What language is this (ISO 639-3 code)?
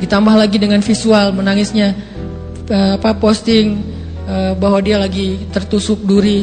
ind